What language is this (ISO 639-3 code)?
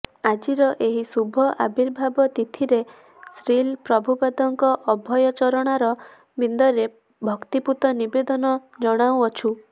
ori